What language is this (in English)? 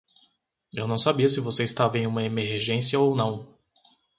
Portuguese